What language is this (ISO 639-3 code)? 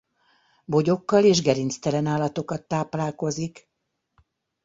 hun